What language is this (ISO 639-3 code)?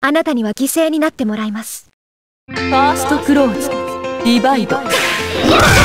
jpn